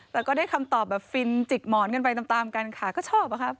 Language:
Thai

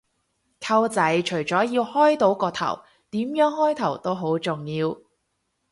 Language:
Cantonese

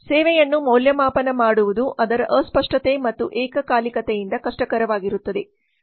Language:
Kannada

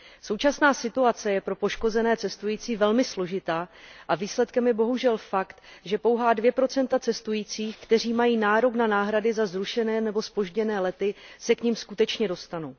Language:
Czech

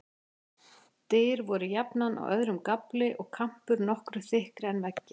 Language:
Icelandic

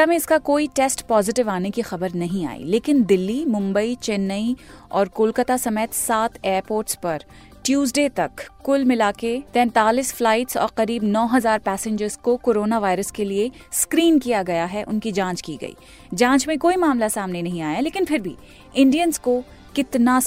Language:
Hindi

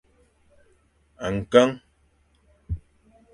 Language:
Fang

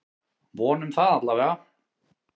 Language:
Icelandic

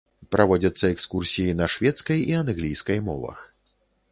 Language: Belarusian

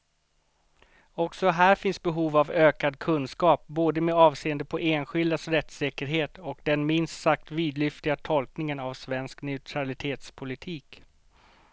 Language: Swedish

